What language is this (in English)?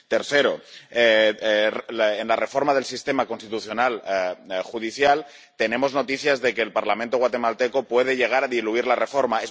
Spanish